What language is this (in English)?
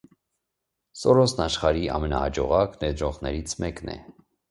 Armenian